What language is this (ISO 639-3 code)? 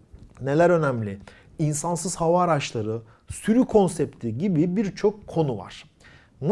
tur